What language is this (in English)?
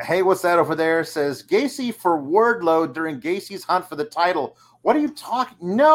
English